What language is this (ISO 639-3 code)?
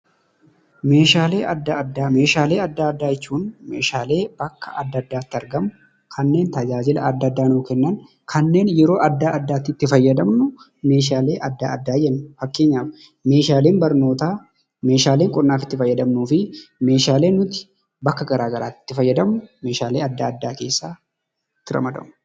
orm